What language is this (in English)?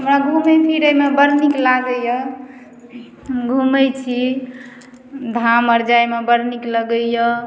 Maithili